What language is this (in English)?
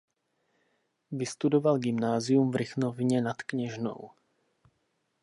Czech